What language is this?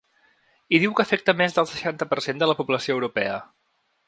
Catalan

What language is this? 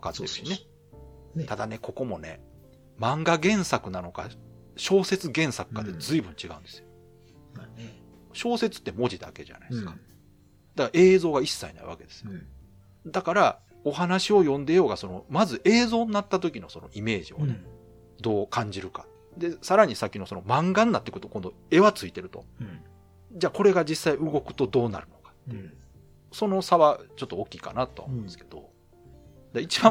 Japanese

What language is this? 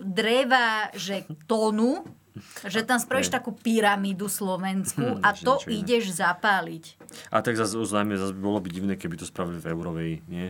Slovak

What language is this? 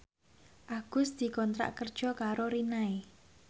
Javanese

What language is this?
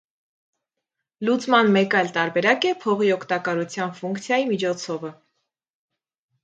Armenian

